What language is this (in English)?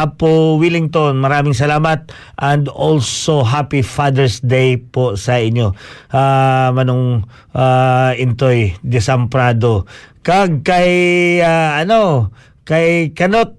Filipino